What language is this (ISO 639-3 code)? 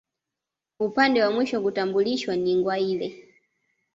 swa